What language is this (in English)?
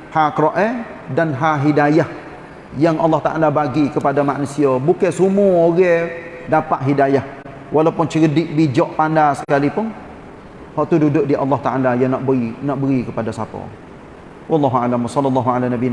Malay